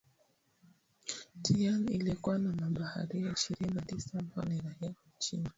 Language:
Swahili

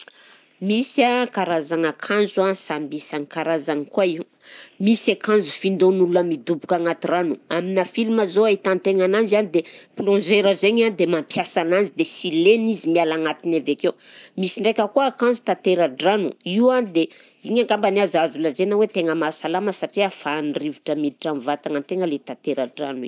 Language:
Southern Betsimisaraka Malagasy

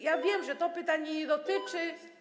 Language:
Polish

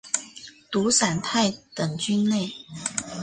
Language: Chinese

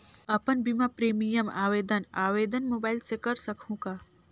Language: Chhattisgarhi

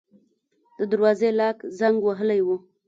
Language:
Pashto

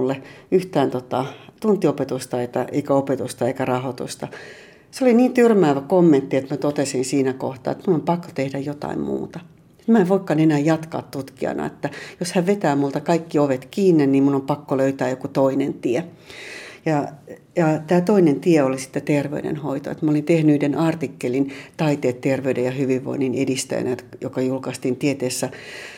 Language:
Finnish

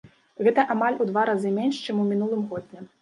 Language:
Belarusian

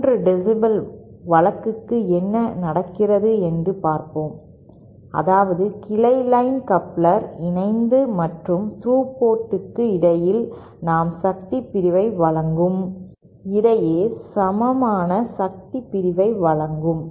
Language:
Tamil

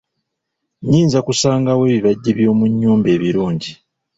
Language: Ganda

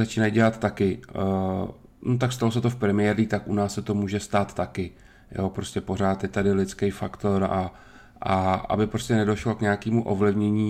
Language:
Czech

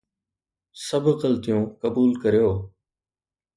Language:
Sindhi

